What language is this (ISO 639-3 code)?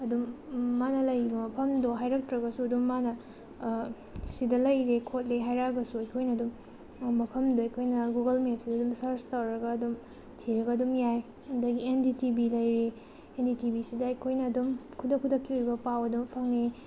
mni